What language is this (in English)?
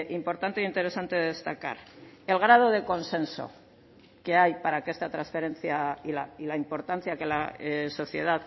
Spanish